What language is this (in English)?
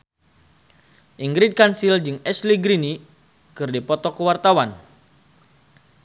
Sundanese